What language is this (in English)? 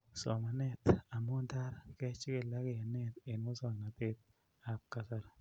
Kalenjin